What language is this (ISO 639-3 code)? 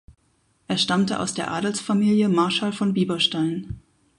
deu